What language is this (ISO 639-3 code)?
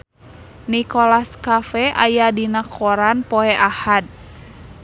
sun